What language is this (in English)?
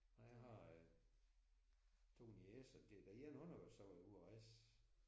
Danish